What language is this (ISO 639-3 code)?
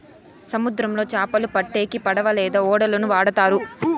tel